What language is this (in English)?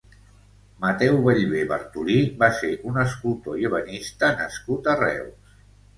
Catalan